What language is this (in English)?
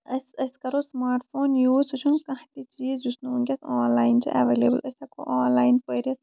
Kashmiri